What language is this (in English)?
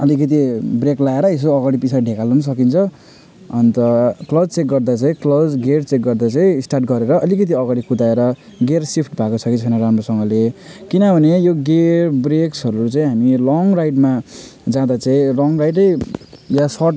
Nepali